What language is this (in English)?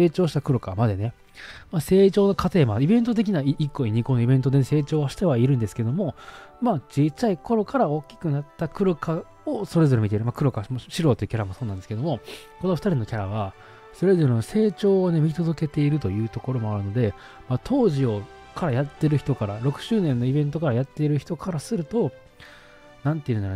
Japanese